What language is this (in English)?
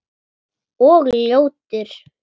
Icelandic